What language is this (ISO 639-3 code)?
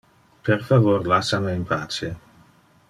ina